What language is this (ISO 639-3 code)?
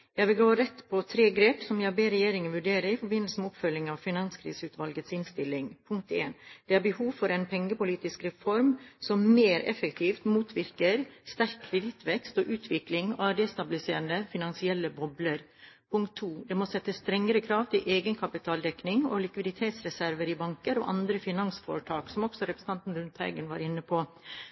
nob